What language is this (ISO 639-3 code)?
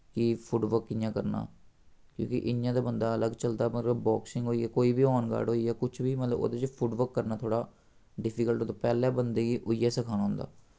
doi